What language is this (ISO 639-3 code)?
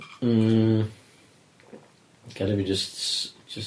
cym